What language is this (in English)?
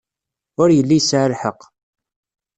Kabyle